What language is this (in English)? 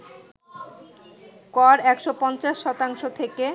Bangla